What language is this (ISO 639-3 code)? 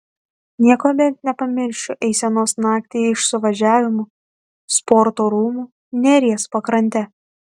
lit